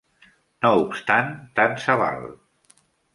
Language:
Catalan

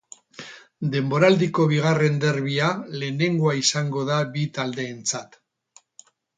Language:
Basque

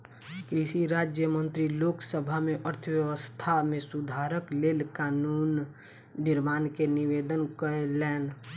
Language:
Maithili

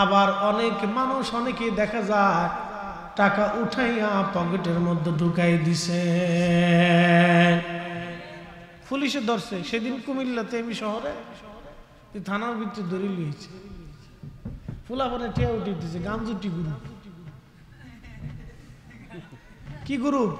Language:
Bangla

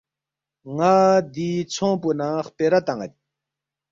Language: Balti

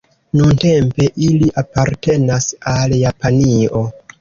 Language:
Esperanto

